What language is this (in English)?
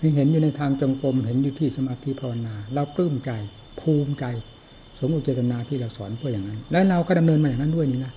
Thai